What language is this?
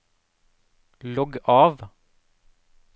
Norwegian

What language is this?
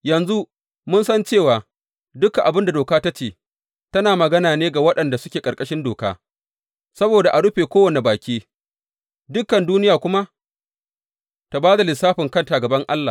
Hausa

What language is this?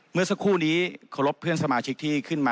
Thai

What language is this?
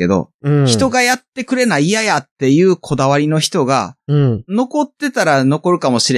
Japanese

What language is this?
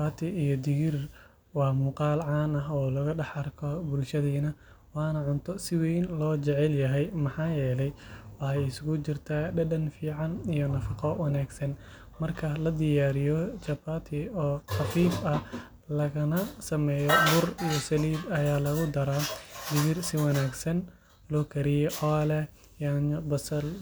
Somali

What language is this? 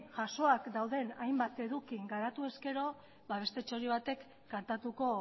Basque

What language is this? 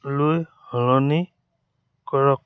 Assamese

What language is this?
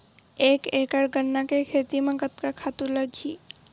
Chhattisgarhi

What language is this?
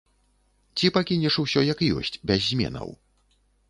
Belarusian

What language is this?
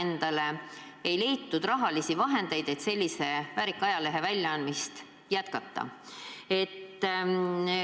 Estonian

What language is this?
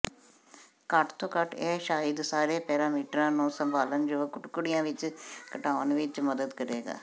Punjabi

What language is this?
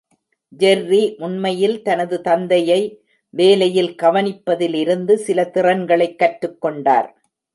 Tamil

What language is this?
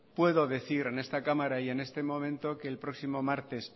Spanish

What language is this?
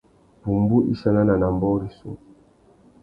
Tuki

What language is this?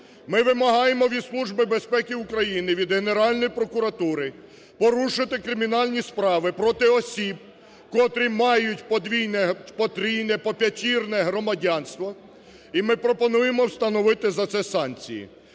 Ukrainian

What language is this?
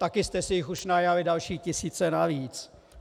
Czech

